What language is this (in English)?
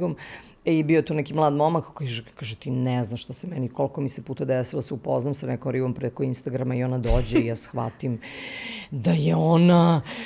Croatian